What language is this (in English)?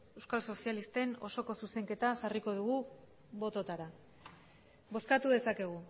Basque